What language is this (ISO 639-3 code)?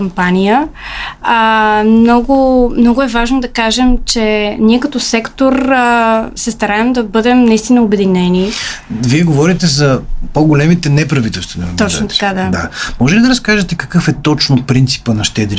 bul